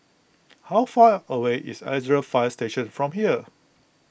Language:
English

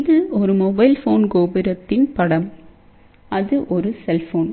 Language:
Tamil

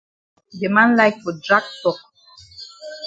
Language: Cameroon Pidgin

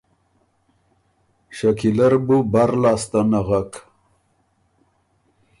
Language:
Ormuri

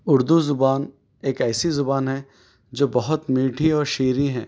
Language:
Urdu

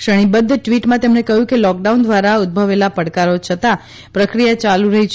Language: Gujarati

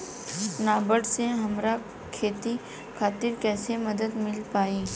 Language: Bhojpuri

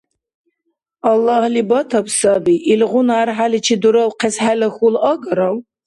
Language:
Dargwa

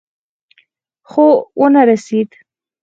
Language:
Pashto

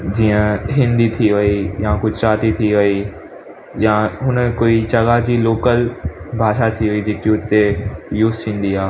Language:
Sindhi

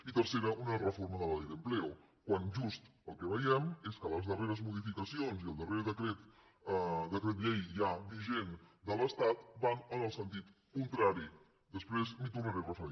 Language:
Catalan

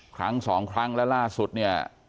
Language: Thai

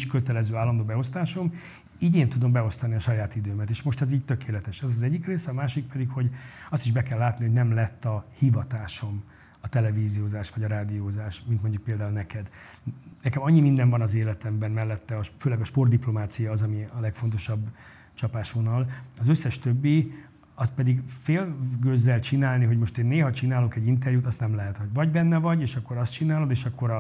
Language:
Hungarian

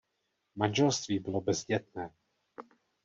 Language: Czech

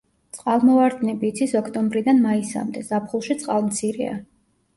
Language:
Georgian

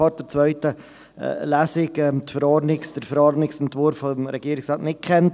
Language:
Swiss German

